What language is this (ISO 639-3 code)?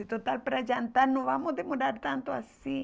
por